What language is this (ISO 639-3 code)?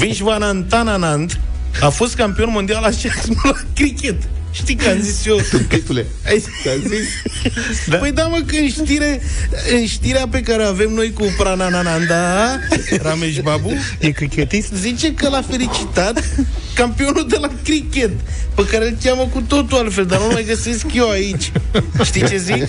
ron